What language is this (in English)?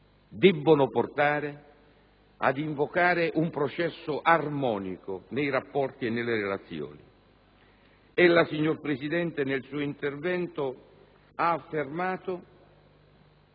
Italian